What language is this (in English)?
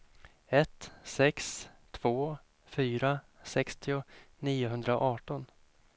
Swedish